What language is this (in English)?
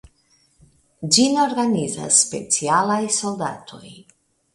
Esperanto